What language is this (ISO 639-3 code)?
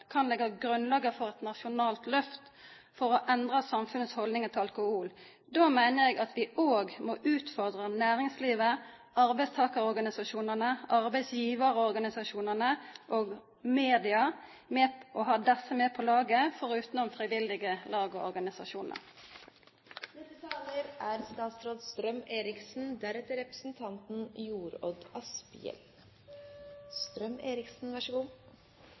nor